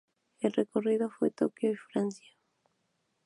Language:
Spanish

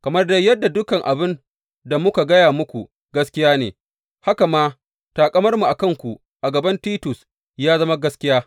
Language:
Hausa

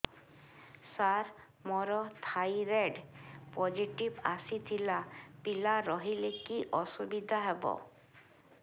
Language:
Odia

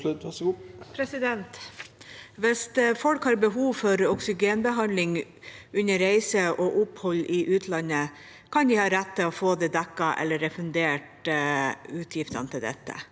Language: Norwegian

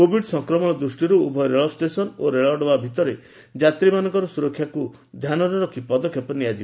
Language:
Odia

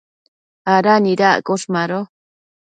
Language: Matsés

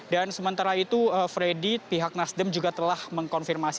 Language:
Indonesian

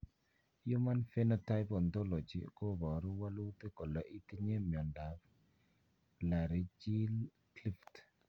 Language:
Kalenjin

